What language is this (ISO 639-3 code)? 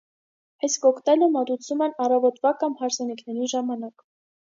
hye